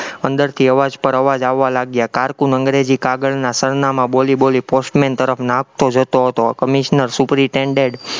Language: Gujarati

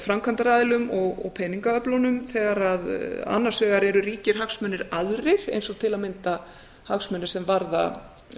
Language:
Icelandic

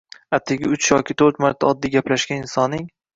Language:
Uzbek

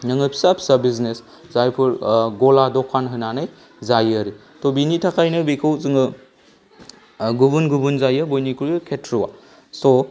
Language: Bodo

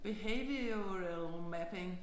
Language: Danish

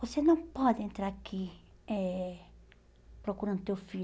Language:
Portuguese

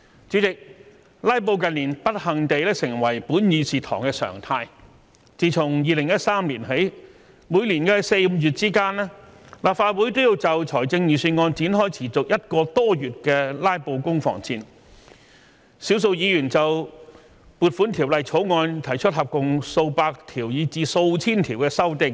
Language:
Cantonese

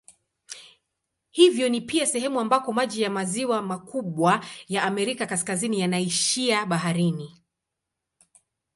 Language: Swahili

